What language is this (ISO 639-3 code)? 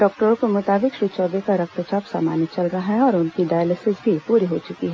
hin